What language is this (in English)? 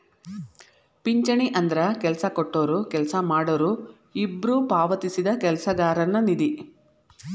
Kannada